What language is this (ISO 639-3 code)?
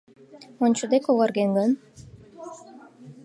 chm